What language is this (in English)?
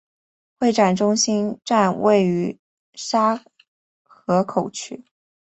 Chinese